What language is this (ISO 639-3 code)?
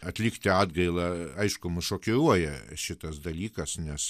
lit